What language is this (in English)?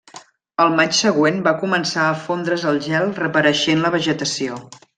Catalan